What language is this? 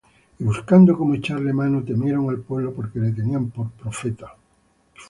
Spanish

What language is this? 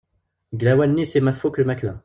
Kabyle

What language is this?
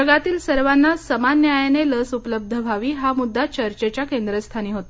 Marathi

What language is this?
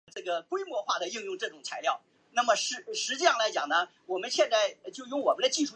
Chinese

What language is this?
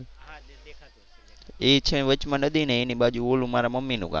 Gujarati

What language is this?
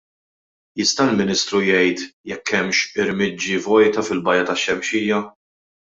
Maltese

